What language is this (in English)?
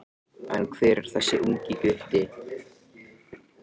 Icelandic